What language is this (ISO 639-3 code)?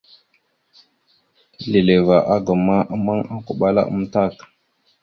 mxu